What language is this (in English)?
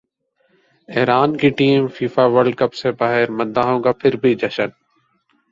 Urdu